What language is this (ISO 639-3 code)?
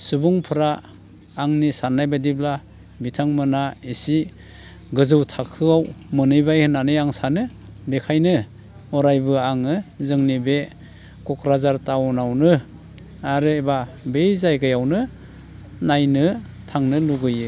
brx